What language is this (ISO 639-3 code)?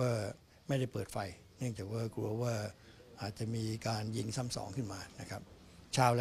tha